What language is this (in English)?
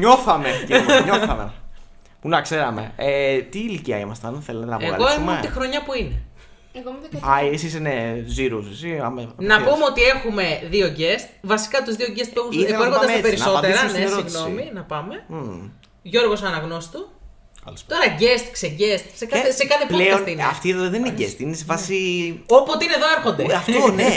Greek